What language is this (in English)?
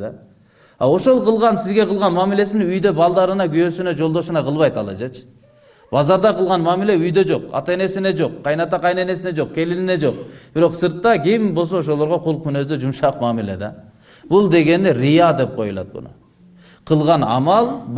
Turkish